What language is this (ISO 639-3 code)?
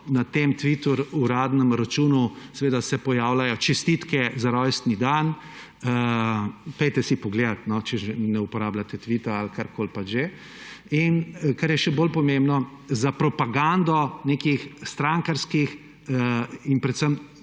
slv